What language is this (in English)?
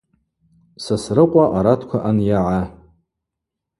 Abaza